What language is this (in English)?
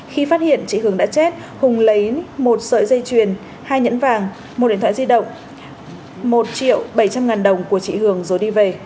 Vietnamese